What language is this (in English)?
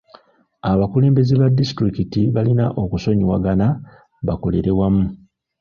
Ganda